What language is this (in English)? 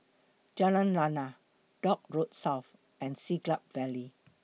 English